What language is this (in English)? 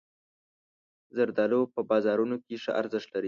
Pashto